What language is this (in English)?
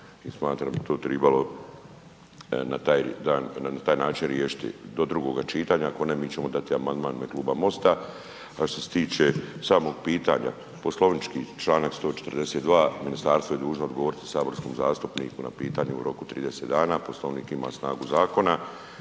Croatian